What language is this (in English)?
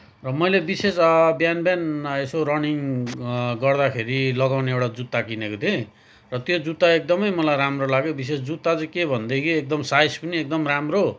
Nepali